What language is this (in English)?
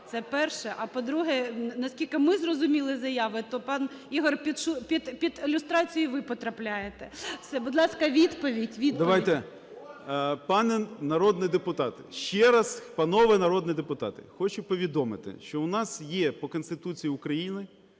Ukrainian